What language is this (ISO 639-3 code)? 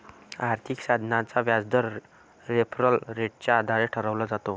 mar